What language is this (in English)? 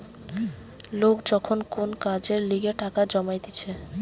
Bangla